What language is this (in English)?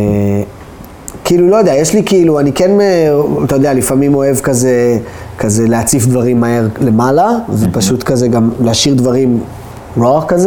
Hebrew